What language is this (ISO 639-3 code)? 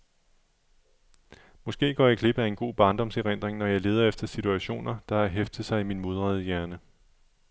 dan